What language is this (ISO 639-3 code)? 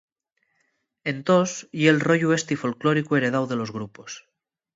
ast